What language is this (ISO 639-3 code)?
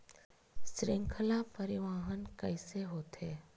hne